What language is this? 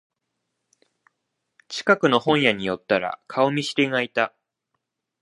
Japanese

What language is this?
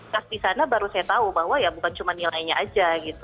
Indonesian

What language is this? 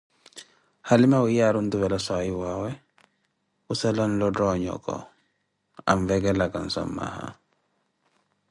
Koti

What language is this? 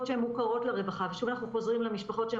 Hebrew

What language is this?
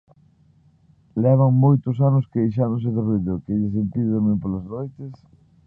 Galician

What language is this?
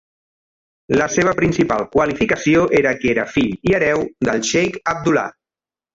Catalan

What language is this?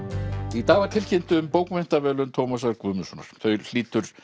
Icelandic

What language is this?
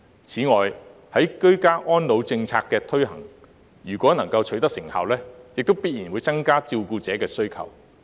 Cantonese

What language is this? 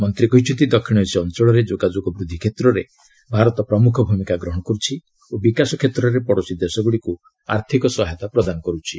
Odia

